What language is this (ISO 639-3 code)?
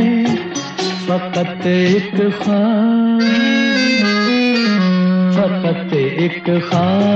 hin